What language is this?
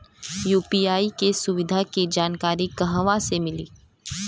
Bhojpuri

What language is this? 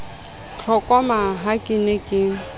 Southern Sotho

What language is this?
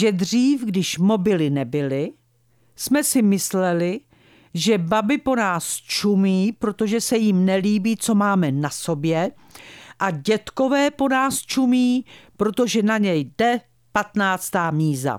Czech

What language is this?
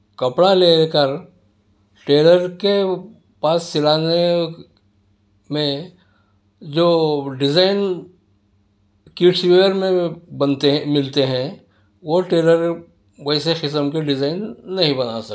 Urdu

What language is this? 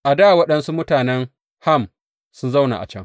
Hausa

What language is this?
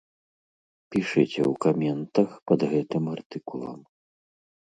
Belarusian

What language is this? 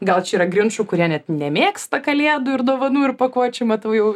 Lithuanian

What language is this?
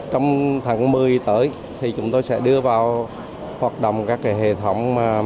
Vietnamese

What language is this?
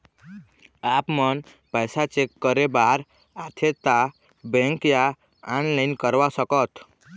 Chhattisgarhi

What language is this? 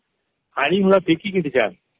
Odia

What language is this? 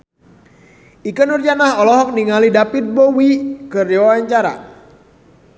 Sundanese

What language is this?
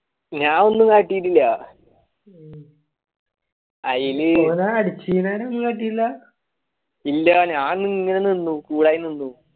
Malayalam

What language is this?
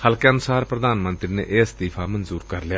Punjabi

